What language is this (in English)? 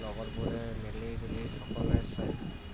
Assamese